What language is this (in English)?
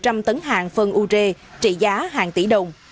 Vietnamese